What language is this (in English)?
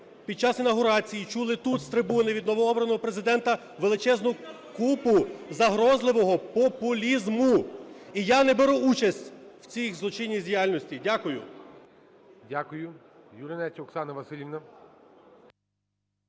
Ukrainian